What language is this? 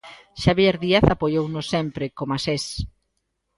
Galician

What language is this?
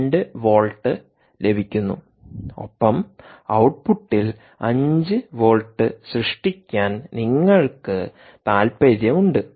Malayalam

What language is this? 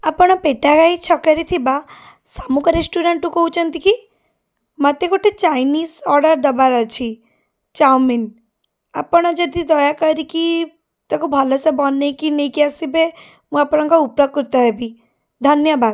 Odia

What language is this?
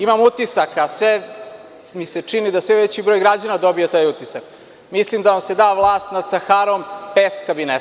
Serbian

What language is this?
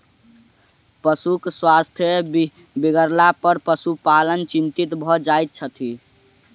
Maithili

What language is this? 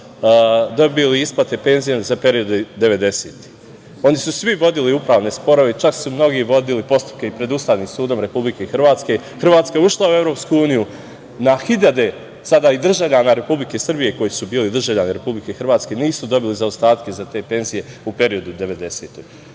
Serbian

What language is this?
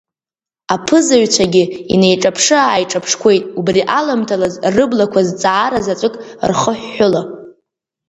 Abkhazian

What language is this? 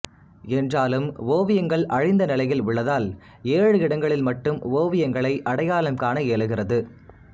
Tamil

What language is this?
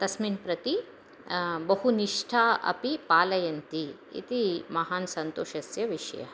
Sanskrit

